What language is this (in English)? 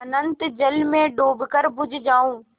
Hindi